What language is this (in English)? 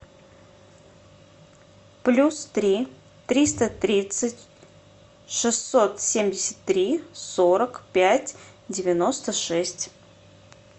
Russian